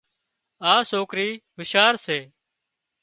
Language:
Wadiyara Koli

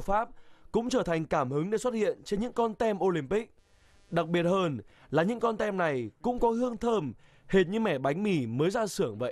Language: Vietnamese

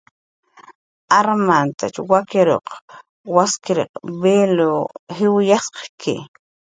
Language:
Jaqaru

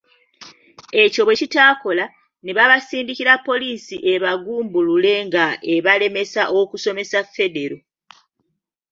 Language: Ganda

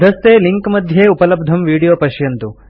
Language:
Sanskrit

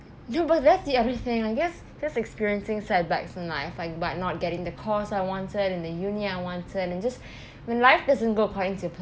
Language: English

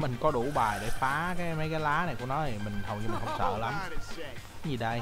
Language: Vietnamese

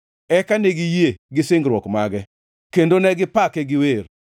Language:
Luo (Kenya and Tanzania)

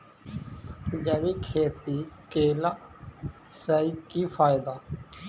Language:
Maithili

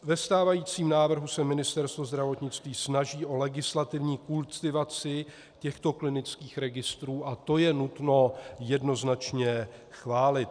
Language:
Czech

